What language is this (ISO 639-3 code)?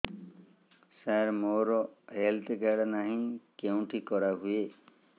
ori